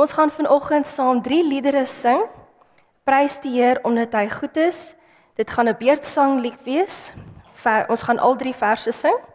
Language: Dutch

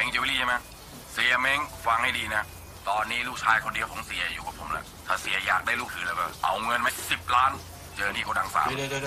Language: Thai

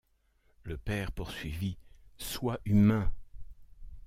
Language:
French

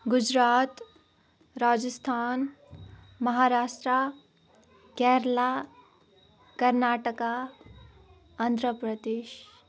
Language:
Kashmiri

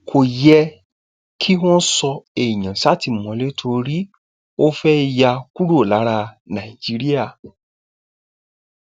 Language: Yoruba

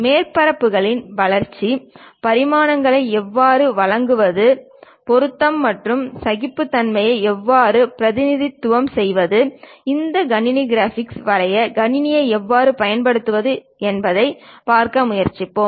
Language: Tamil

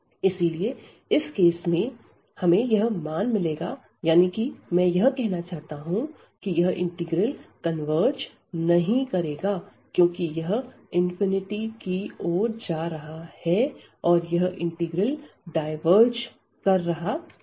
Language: Hindi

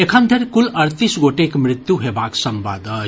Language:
Maithili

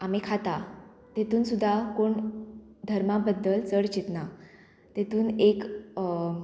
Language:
Konkani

